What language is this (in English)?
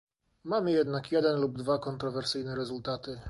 Polish